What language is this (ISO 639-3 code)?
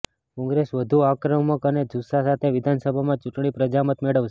guj